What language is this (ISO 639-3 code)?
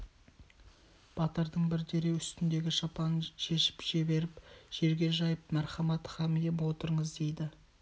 kaz